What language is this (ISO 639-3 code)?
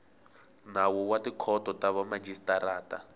tso